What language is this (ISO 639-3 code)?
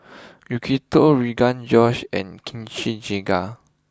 eng